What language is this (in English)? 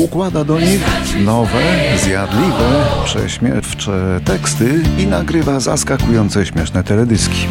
Polish